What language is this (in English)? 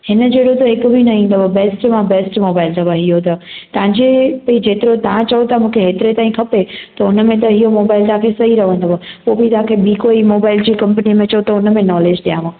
Sindhi